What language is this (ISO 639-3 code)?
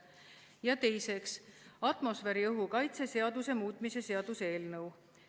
est